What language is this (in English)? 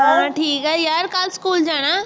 Punjabi